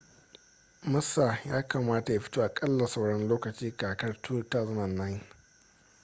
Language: Hausa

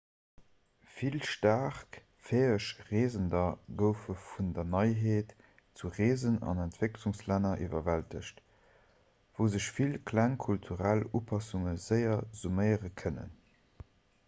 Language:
Luxembourgish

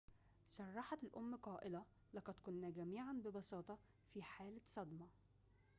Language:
Arabic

